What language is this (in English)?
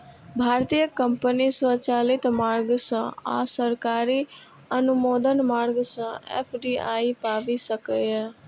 Maithili